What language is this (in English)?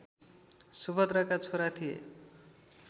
Nepali